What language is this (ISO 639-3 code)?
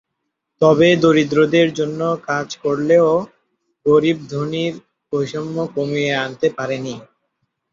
ben